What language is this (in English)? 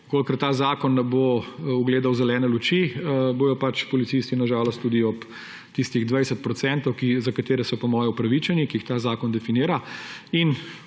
Slovenian